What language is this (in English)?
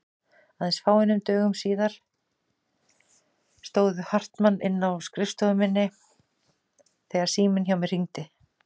Icelandic